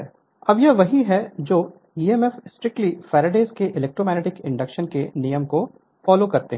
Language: Hindi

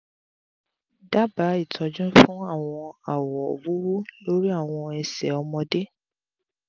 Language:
Yoruba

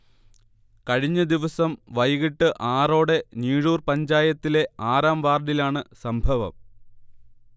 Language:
Malayalam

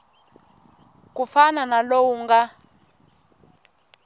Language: Tsonga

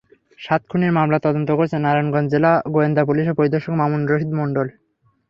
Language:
Bangla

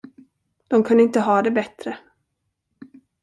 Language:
Swedish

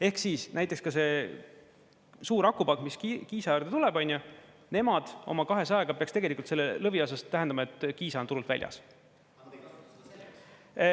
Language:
Estonian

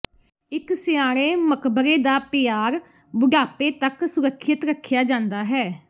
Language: Punjabi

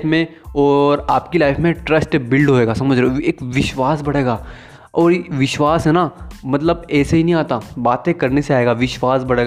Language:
Hindi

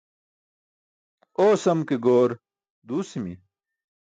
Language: Burushaski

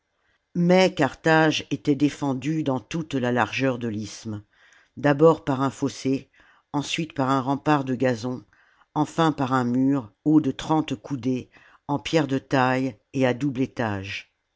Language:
French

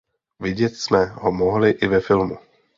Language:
Czech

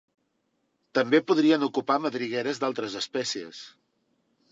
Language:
Catalan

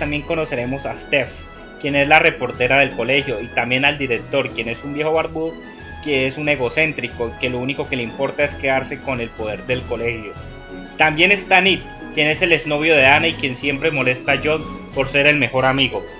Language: Spanish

